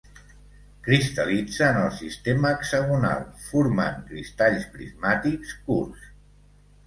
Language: Catalan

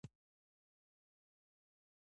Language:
Pashto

